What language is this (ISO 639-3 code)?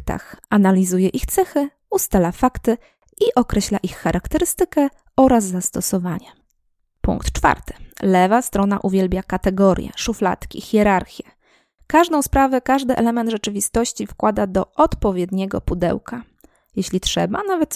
pol